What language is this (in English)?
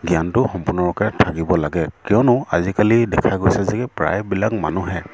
Assamese